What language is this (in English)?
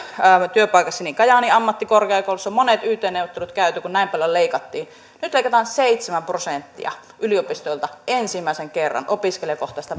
Finnish